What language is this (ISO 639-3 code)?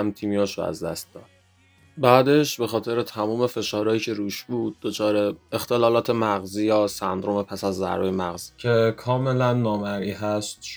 fas